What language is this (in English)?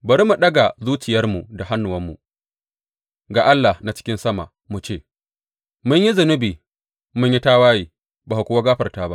Hausa